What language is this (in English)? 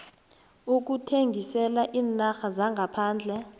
South Ndebele